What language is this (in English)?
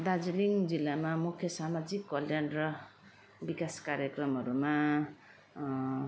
Nepali